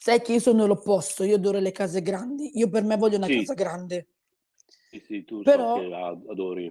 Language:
Italian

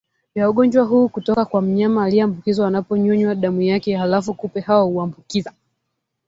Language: Swahili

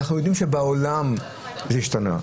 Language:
Hebrew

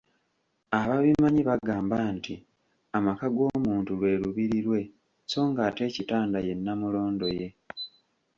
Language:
Ganda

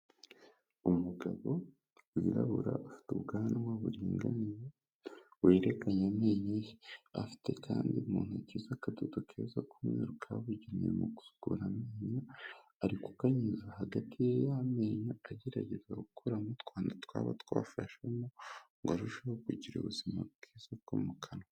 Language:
Kinyarwanda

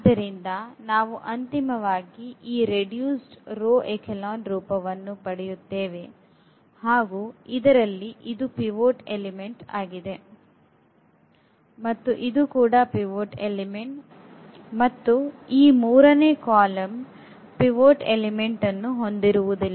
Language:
Kannada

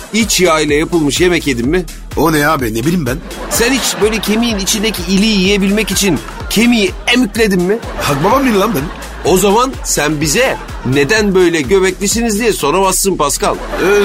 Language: Turkish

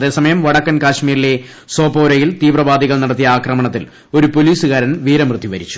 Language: Malayalam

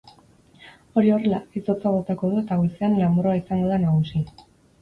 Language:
Basque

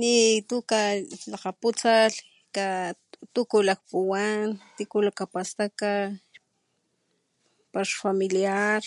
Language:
Papantla Totonac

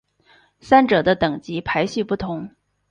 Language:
Chinese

